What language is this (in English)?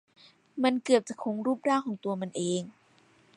Thai